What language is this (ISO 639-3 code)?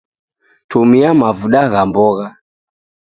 dav